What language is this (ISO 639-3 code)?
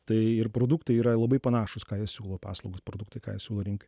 lit